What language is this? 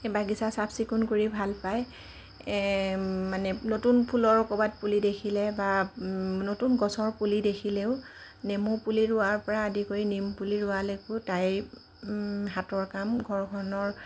Assamese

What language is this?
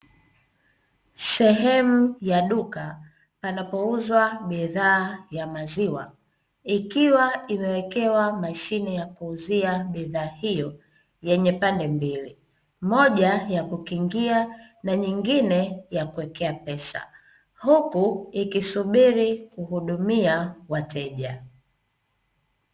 Swahili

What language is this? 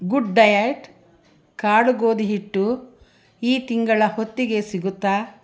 Kannada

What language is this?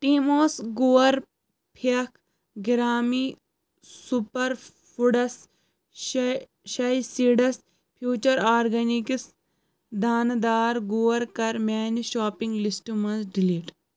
Kashmiri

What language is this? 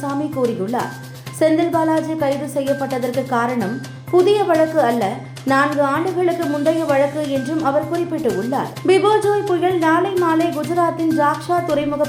Tamil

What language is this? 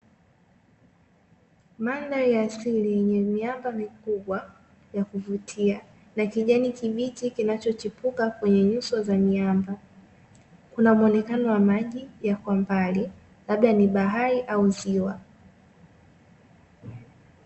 Swahili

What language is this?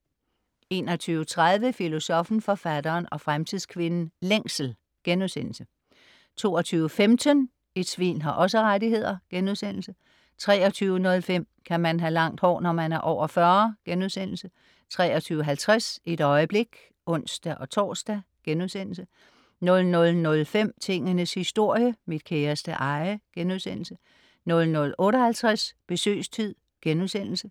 Danish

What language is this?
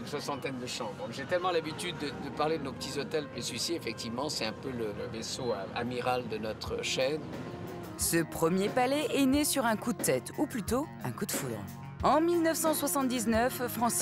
French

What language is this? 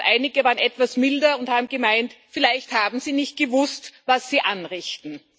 German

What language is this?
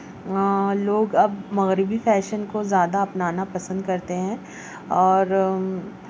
Urdu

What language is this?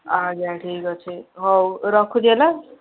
Odia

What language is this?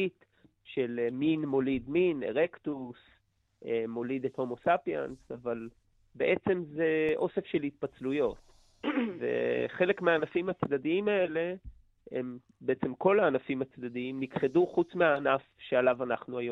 Hebrew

